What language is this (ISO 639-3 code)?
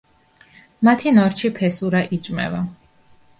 kat